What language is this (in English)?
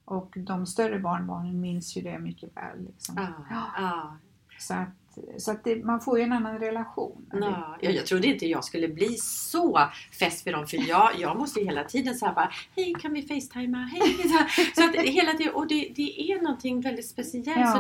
Swedish